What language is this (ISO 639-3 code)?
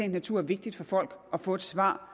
dan